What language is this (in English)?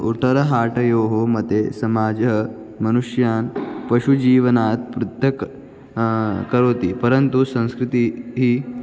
Sanskrit